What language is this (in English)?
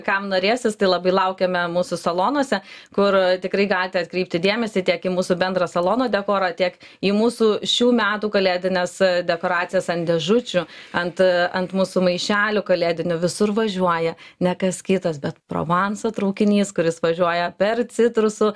Lithuanian